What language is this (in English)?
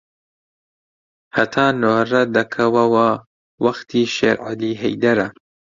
Central Kurdish